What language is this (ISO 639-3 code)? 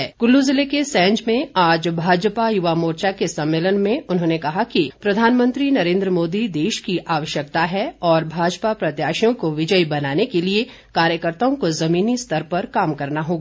hin